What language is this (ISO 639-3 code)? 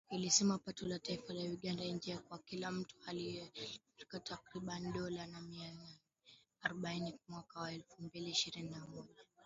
swa